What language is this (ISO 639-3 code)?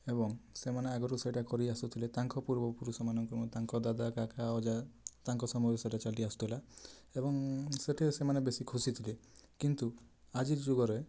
ori